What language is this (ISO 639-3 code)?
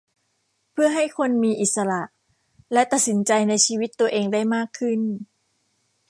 tha